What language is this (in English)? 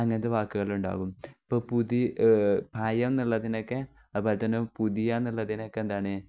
Malayalam